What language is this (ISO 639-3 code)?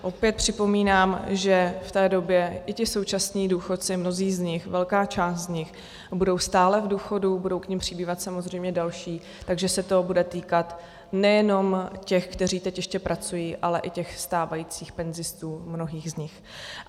ces